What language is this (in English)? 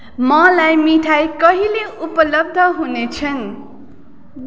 Nepali